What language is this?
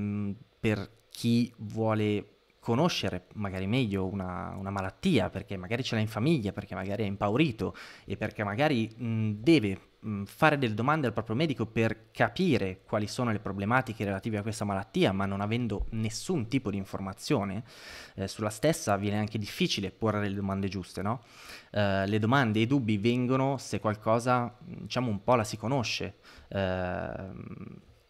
Italian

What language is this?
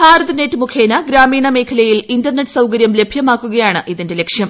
Malayalam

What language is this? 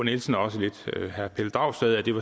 Danish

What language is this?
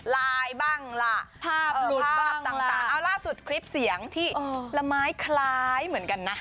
Thai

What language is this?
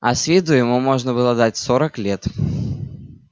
Russian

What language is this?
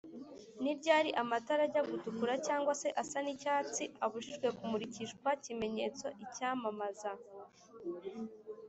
Kinyarwanda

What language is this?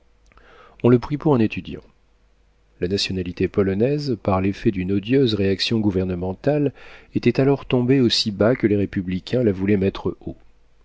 French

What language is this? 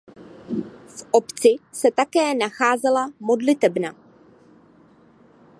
Czech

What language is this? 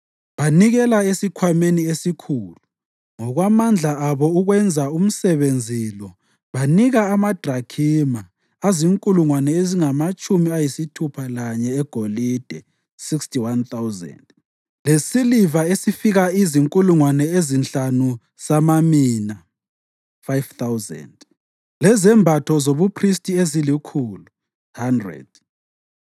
North Ndebele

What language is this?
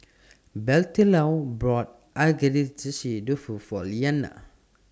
English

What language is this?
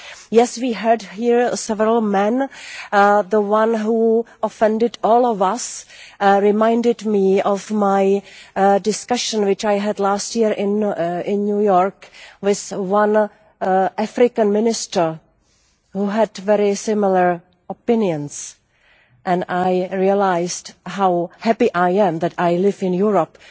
English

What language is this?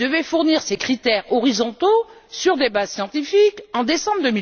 French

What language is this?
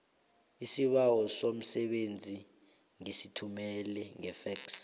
South Ndebele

